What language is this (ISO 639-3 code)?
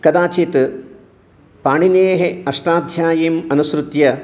san